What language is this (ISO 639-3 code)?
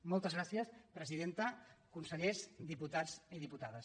cat